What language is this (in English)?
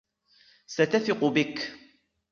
Arabic